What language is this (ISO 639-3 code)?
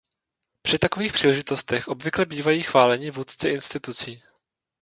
ces